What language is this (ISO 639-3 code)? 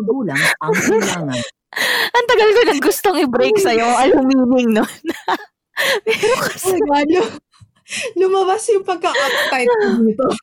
fil